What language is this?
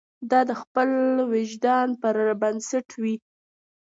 Pashto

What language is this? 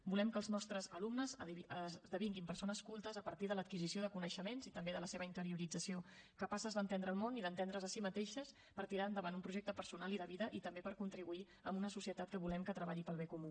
Catalan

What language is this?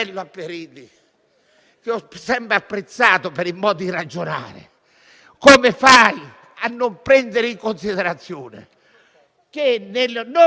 Italian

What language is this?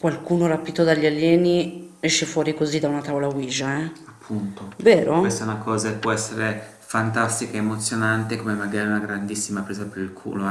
Italian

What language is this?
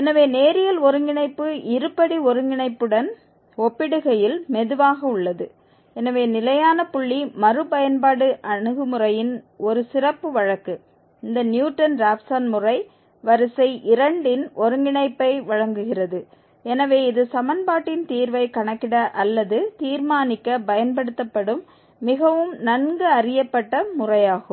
Tamil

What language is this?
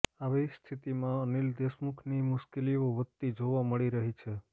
Gujarati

